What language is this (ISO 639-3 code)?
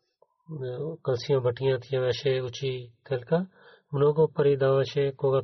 bul